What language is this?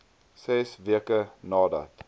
Afrikaans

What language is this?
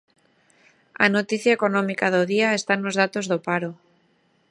Galician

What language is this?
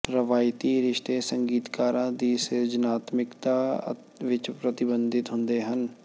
Punjabi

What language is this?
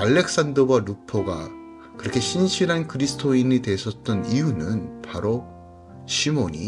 Korean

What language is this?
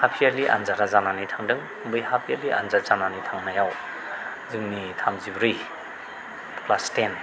Bodo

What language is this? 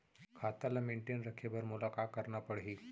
Chhattisgarhi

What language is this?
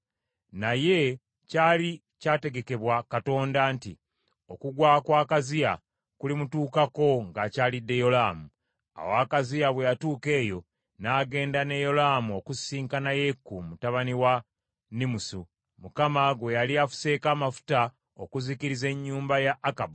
Ganda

